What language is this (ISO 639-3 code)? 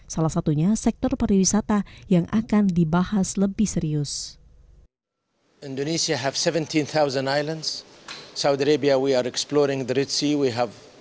ind